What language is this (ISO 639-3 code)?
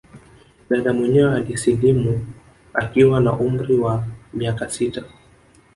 swa